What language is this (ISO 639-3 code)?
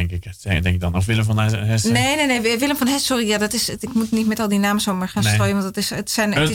nld